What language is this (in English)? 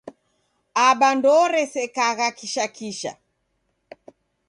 Taita